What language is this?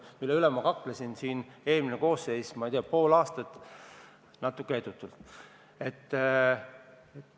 Estonian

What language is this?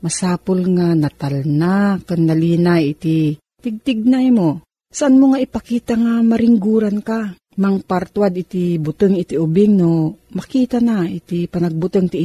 Filipino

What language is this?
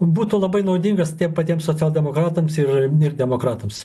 Lithuanian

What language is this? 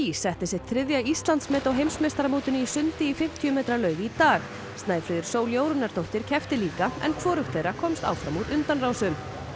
Icelandic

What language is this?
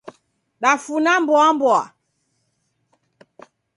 Taita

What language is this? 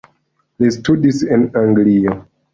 Esperanto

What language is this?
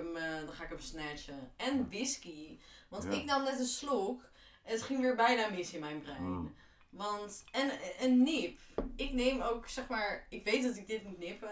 Dutch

